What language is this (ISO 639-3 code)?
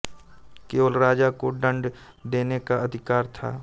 hin